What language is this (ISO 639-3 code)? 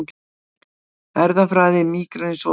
isl